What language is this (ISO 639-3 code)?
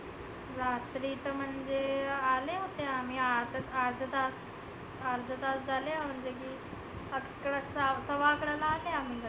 mar